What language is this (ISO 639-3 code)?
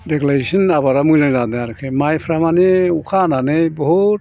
brx